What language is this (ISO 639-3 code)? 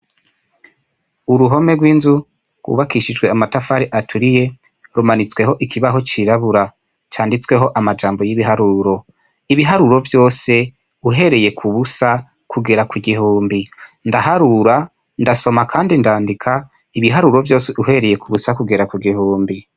run